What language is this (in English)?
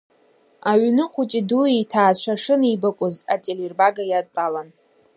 Abkhazian